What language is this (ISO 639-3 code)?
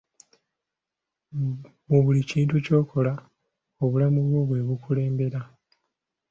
lug